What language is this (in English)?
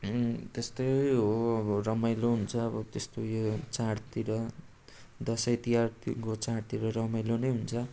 Nepali